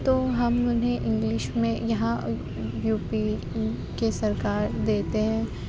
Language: Urdu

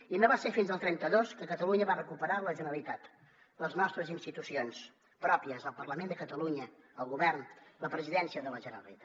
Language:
Catalan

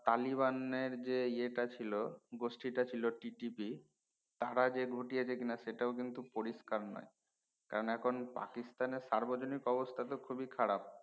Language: Bangla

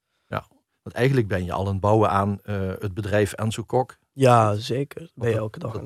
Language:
Dutch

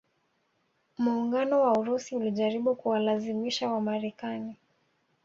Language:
Swahili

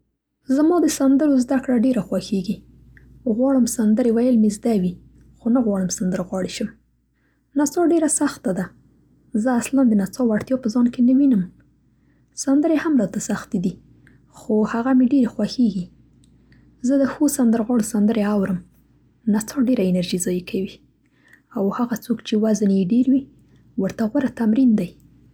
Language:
Central Pashto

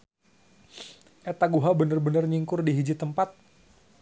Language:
Sundanese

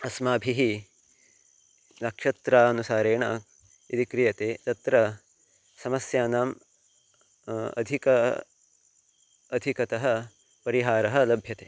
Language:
Sanskrit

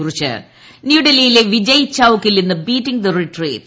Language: Malayalam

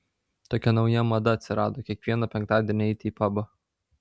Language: Lithuanian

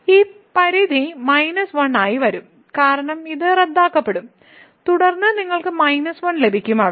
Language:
Malayalam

